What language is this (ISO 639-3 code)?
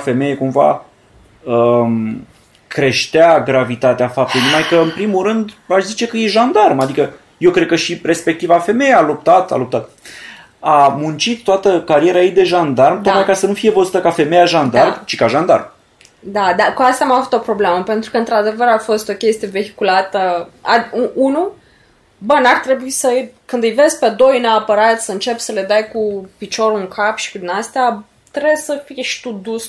ron